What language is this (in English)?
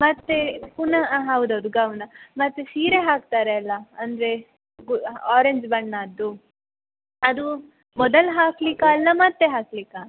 Kannada